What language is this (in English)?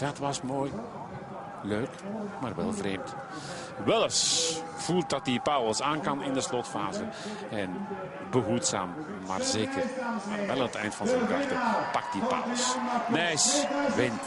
Dutch